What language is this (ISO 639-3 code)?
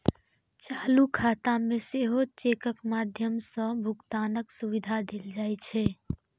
mai